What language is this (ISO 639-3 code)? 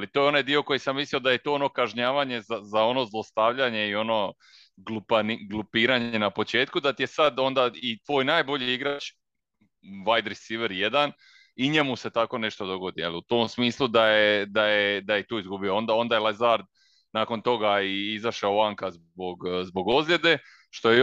hrv